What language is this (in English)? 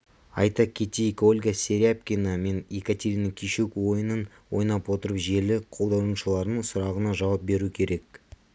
Kazakh